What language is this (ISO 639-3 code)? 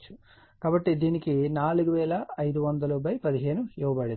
tel